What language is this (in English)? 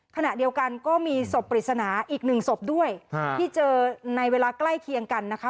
Thai